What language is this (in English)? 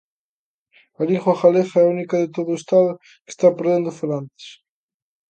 Galician